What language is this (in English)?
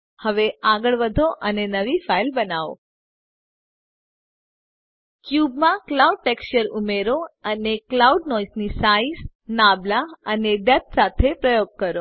Gujarati